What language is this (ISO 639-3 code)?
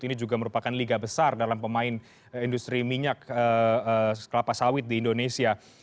ind